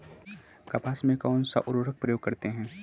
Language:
Hindi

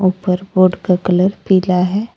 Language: Hindi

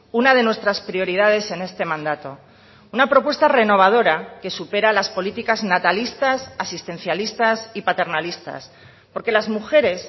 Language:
Spanish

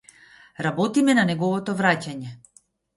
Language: Macedonian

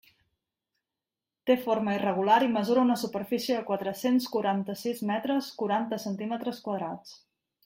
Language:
Catalan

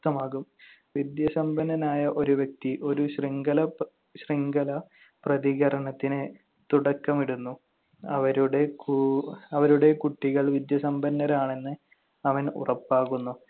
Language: Malayalam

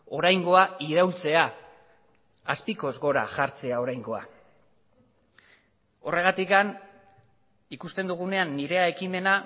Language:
Basque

